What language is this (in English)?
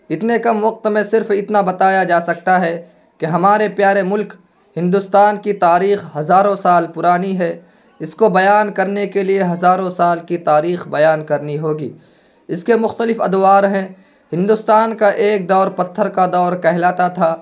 Urdu